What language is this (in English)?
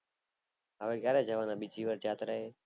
Gujarati